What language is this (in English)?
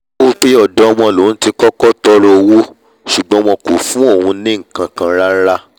Yoruba